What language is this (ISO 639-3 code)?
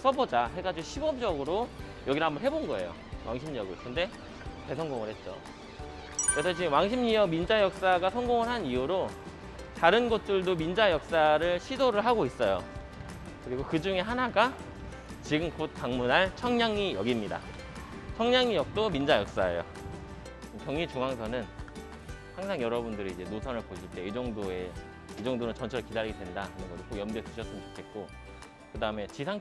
kor